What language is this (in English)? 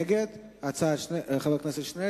Hebrew